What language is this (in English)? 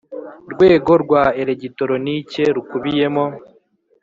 Kinyarwanda